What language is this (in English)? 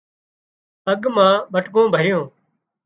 Wadiyara Koli